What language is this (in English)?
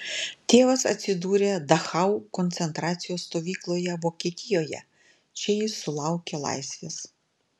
Lithuanian